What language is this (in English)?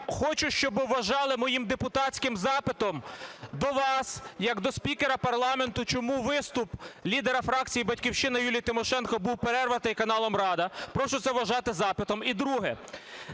Ukrainian